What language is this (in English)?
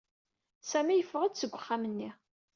Kabyle